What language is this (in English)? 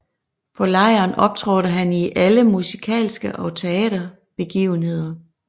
Danish